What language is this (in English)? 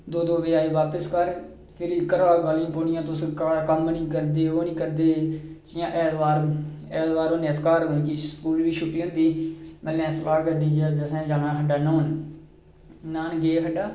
Dogri